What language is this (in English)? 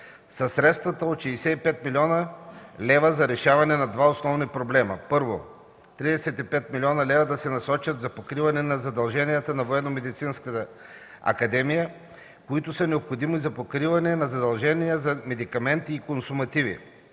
Bulgarian